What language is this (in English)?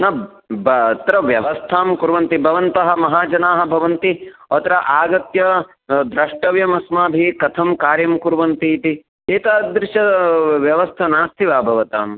Sanskrit